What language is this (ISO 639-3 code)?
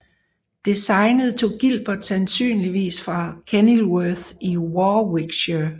dan